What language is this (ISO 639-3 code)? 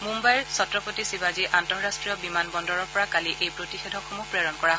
asm